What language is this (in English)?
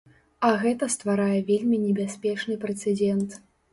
Belarusian